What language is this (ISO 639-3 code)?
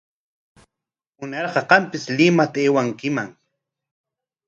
qwa